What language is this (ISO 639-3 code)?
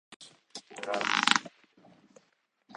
jpn